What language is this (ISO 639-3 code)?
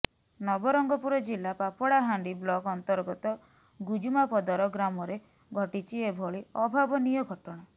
ori